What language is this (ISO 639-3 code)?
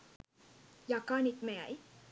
sin